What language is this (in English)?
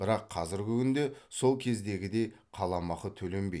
Kazakh